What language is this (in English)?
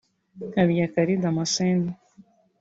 Kinyarwanda